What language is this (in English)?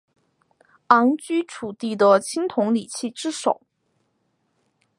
Chinese